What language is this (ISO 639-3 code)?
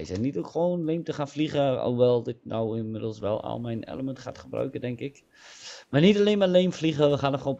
nld